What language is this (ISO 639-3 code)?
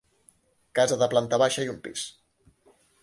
cat